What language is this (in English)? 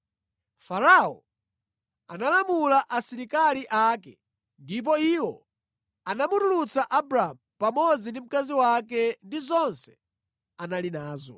Nyanja